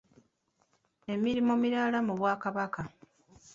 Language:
Ganda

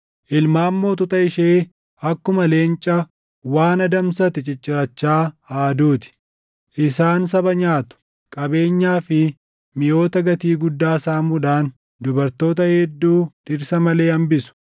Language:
Oromo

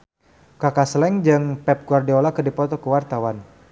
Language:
Sundanese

